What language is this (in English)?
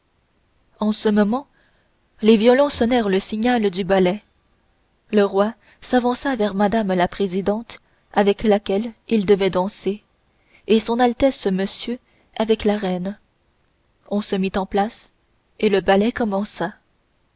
French